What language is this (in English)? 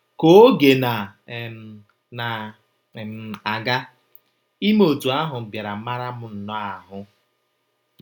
Igbo